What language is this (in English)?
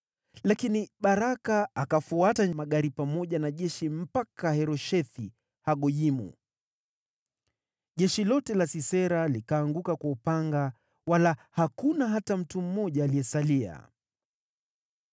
Swahili